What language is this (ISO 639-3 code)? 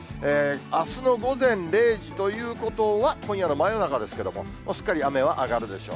jpn